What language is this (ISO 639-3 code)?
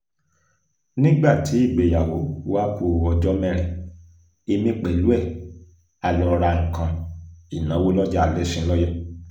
yor